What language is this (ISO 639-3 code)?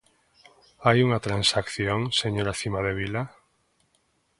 glg